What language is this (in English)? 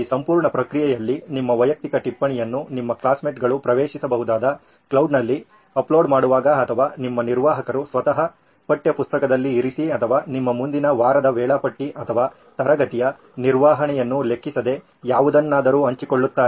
Kannada